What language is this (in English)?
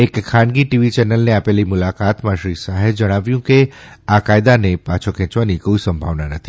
Gujarati